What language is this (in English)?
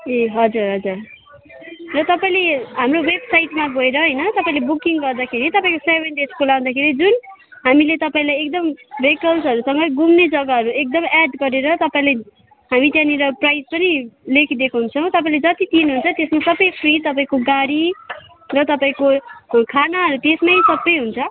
Nepali